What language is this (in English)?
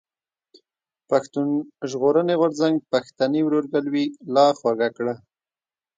Pashto